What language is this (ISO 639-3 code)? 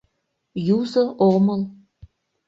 chm